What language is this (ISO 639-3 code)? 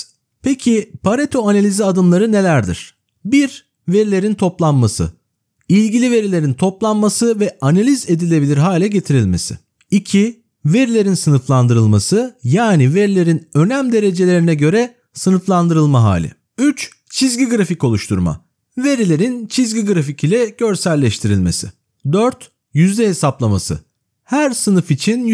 tur